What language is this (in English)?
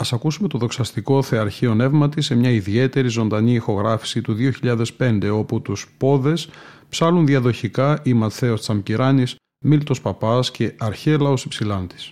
Greek